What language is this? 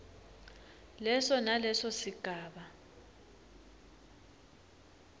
Swati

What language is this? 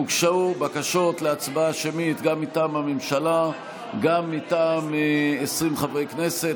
Hebrew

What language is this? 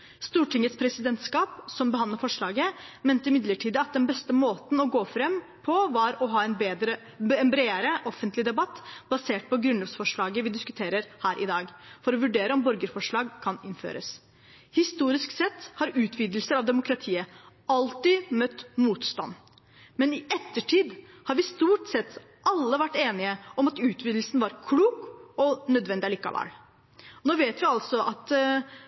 Norwegian Bokmål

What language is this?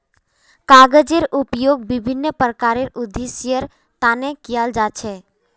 Magahi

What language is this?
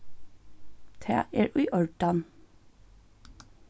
Faroese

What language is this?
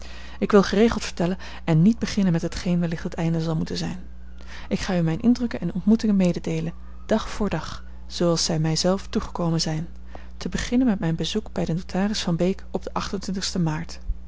Dutch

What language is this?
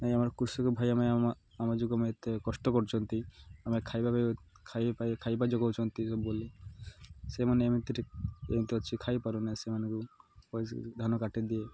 Odia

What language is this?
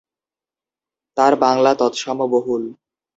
Bangla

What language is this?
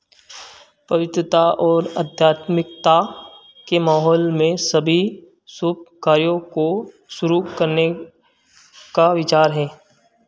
Hindi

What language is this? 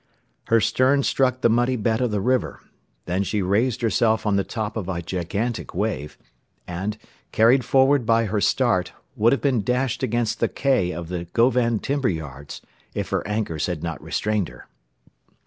English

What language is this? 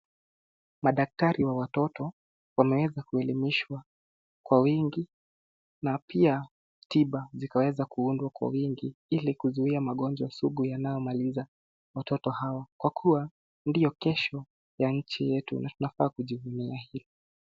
Swahili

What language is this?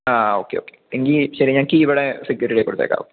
Malayalam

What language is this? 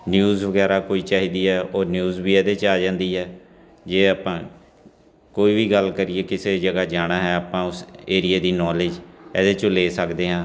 Punjabi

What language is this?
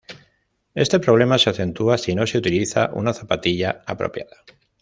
Spanish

